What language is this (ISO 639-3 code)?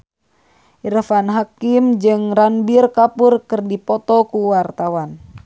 sun